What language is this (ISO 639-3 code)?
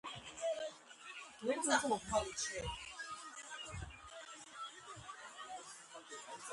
kat